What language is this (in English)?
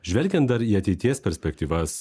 Lithuanian